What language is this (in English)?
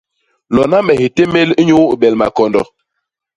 Basaa